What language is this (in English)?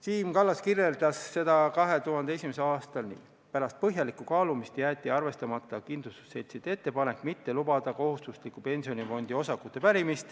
Estonian